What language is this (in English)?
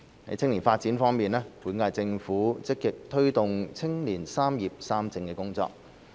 Cantonese